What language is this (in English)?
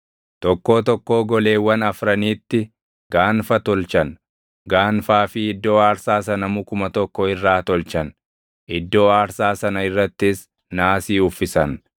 Oromo